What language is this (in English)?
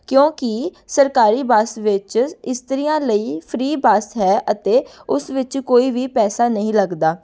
Punjabi